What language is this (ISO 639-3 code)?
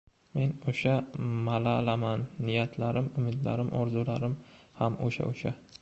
uzb